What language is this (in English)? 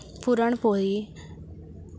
Sanskrit